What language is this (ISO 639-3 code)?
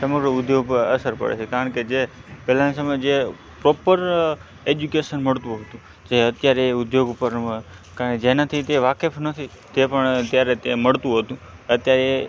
guj